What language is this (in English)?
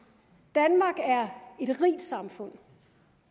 Danish